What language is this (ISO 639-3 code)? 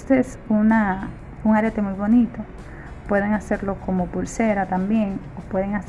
spa